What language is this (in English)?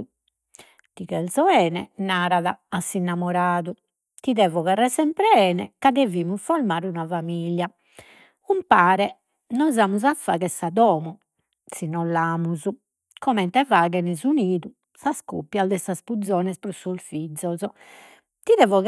Sardinian